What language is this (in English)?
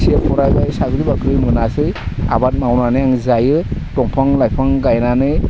Bodo